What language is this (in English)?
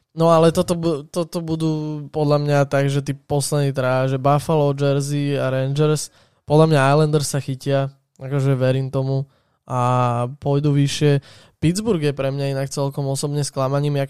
Slovak